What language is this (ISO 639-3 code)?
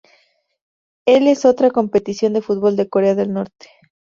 spa